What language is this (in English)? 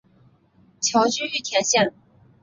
Chinese